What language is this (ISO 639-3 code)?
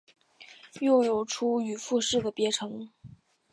zho